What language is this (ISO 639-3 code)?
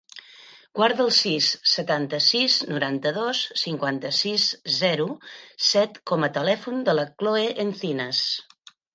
cat